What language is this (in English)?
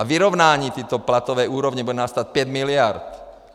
Czech